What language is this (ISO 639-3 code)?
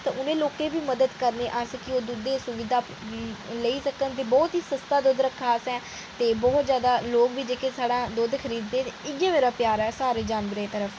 doi